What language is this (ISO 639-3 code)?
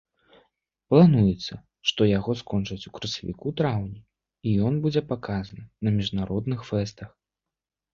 bel